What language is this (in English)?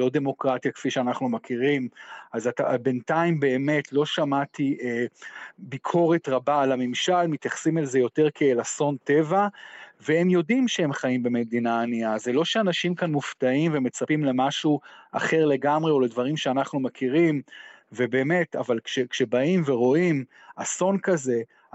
Hebrew